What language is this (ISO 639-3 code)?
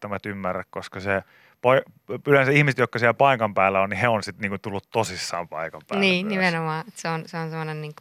fin